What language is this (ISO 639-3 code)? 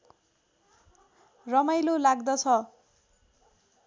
nep